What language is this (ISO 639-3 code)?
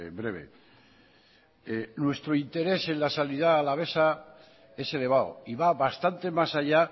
spa